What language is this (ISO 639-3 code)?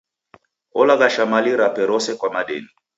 dav